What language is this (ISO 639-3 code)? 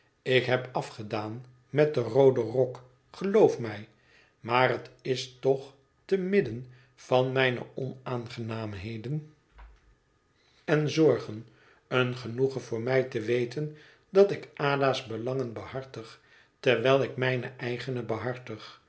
nld